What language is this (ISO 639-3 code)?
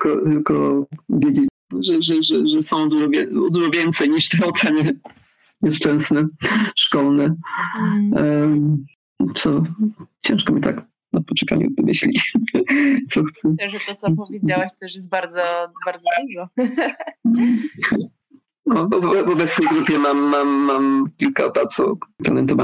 pol